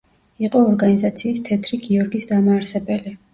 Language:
Georgian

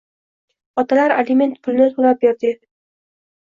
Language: Uzbek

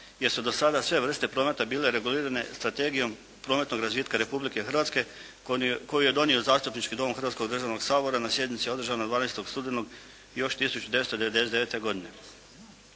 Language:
Croatian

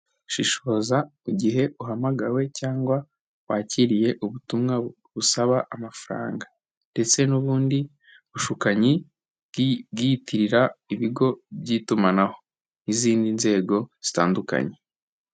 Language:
Kinyarwanda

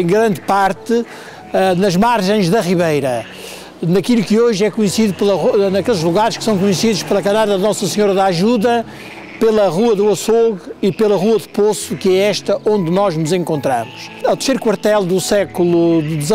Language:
Portuguese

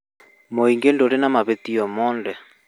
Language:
Kikuyu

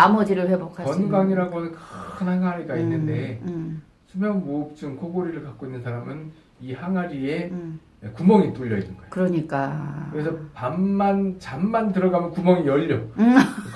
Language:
Korean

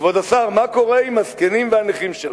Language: Hebrew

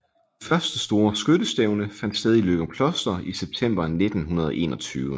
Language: Danish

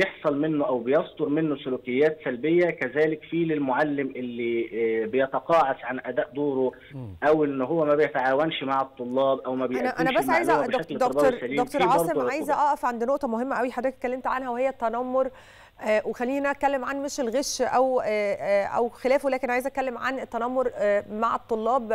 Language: Arabic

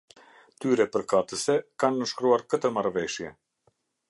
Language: Albanian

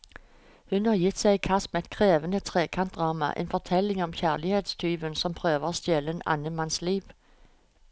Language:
Norwegian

